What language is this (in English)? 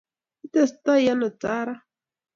Kalenjin